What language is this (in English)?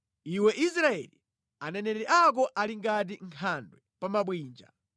Nyanja